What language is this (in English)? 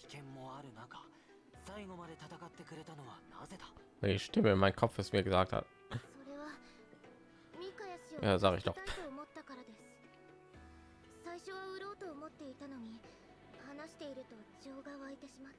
German